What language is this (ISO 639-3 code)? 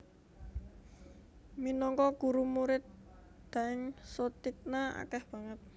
jav